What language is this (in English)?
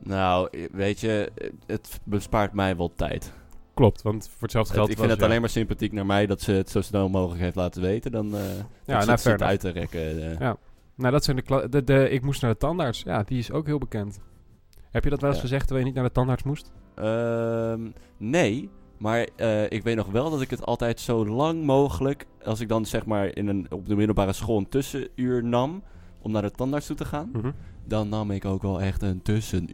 Dutch